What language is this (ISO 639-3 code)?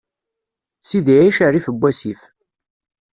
kab